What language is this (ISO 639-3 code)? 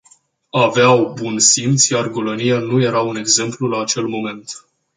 ron